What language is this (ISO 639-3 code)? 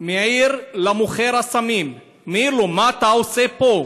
heb